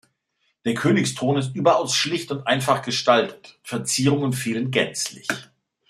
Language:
German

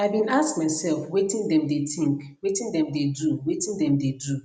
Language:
Nigerian Pidgin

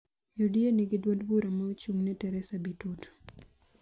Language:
Luo (Kenya and Tanzania)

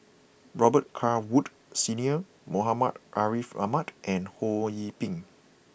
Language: English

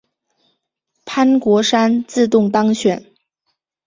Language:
Chinese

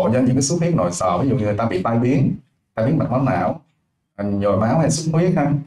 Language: Vietnamese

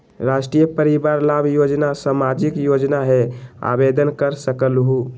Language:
Magahi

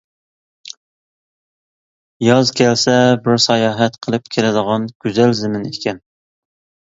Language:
Uyghur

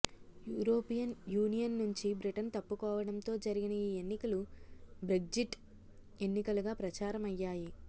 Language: Telugu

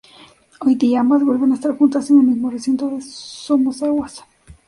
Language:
Spanish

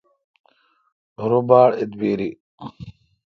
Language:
Kalkoti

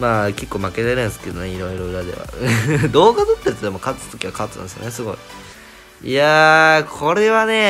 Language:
Japanese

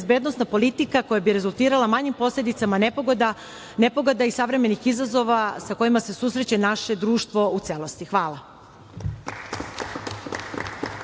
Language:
Serbian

